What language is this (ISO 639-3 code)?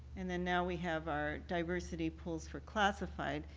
eng